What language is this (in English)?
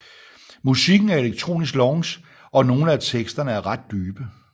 Danish